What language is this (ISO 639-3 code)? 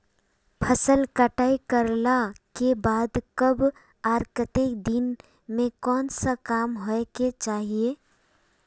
mag